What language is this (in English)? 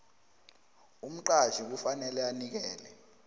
South Ndebele